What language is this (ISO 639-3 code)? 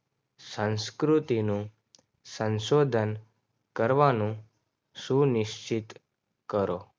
guj